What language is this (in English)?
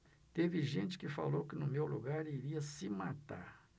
Portuguese